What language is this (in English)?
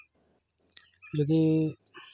Santali